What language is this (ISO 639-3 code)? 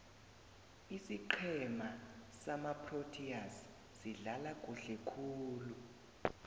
nbl